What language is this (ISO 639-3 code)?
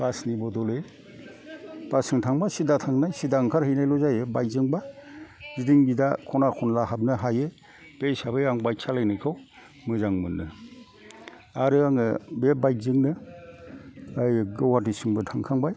brx